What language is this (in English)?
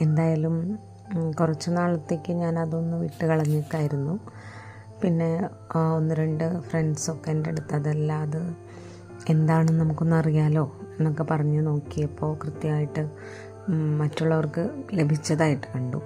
Malayalam